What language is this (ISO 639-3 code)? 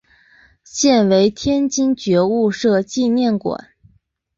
zho